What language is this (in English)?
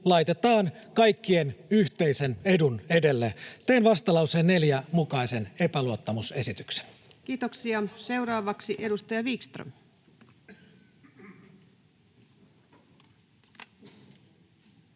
Finnish